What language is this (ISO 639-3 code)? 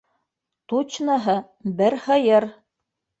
bak